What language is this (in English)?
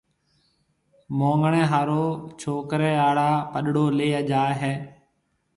Marwari (Pakistan)